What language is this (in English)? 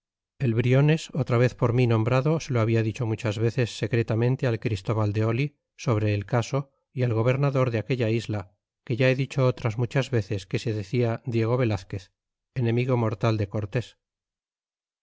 Spanish